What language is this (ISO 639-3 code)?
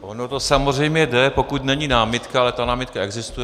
ces